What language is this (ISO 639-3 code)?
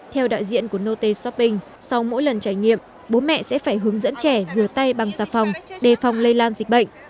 vie